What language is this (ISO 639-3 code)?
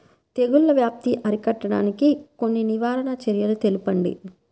tel